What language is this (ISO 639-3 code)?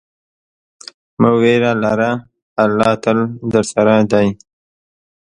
pus